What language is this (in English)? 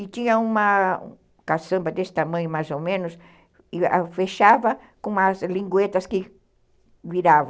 Portuguese